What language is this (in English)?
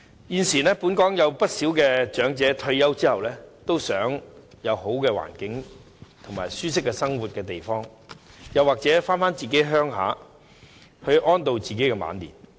Cantonese